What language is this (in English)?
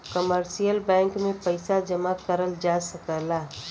Bhojpuri